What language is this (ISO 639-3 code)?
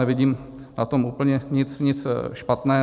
ces